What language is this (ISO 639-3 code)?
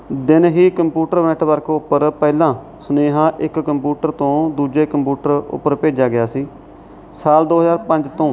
pan